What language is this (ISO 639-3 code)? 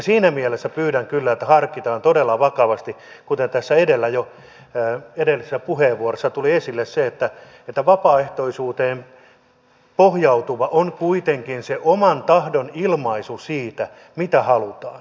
fin